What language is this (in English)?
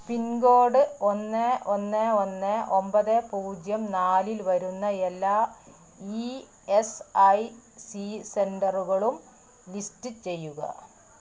Malayalam